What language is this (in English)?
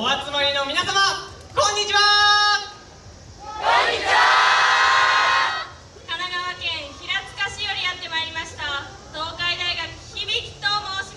Japanese